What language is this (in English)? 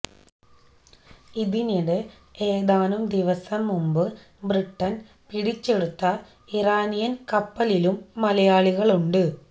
Malayalam